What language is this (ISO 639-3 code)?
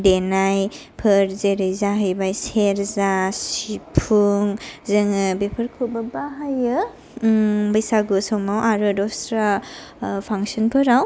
brx